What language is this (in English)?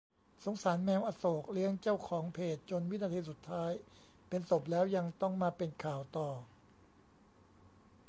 Thai